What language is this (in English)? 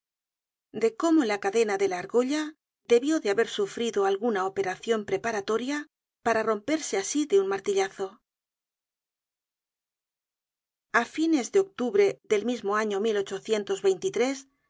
Spanish